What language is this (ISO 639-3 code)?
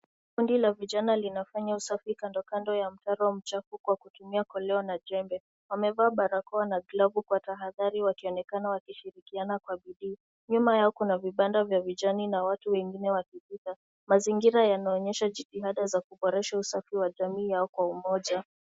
swa